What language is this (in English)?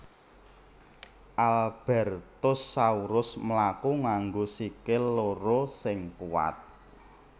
Javanese